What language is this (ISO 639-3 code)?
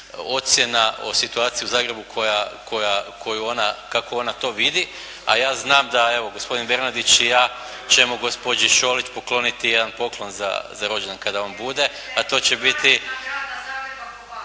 hrv